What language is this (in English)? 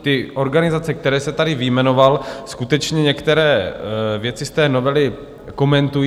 Czech